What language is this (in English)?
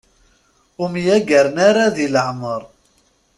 Kabyle